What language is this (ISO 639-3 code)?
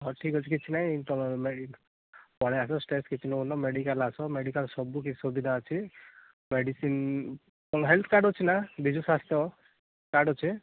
ori